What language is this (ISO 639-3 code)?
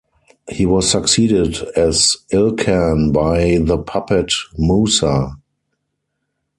eng